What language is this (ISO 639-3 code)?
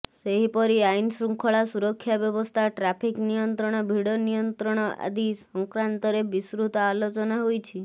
ori